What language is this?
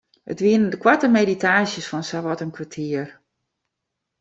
Western Frisian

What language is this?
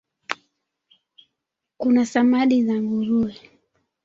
Swahili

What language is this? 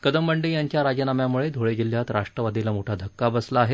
Marathi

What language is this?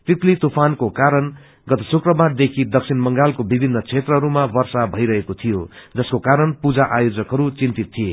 Nepali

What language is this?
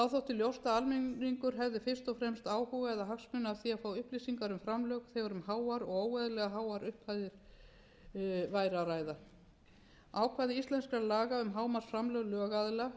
Icelandic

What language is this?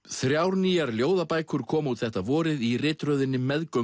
Icelandic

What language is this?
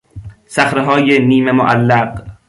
Persian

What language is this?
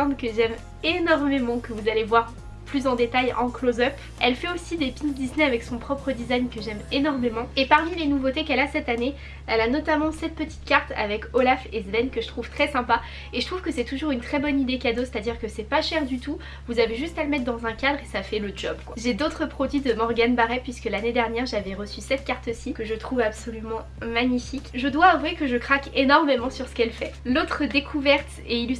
French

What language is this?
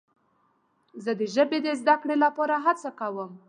Pashto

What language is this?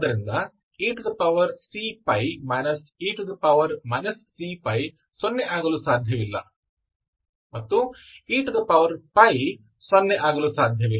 Kannada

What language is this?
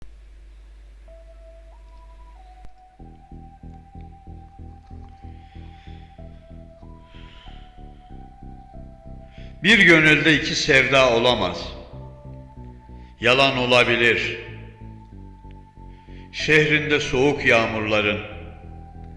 Turkish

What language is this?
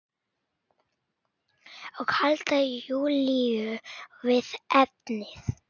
Icelandic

